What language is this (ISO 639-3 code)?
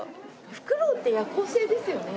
jpn